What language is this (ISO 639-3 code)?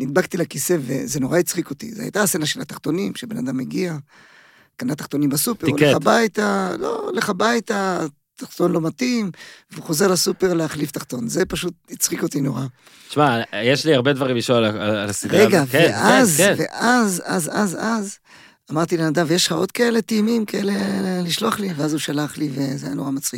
heb